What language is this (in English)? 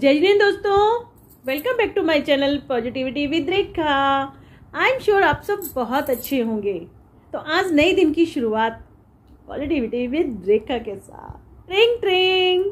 Hindi